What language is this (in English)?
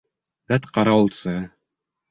Bashkir